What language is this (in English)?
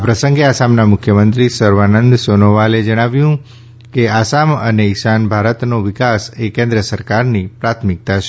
Gujarati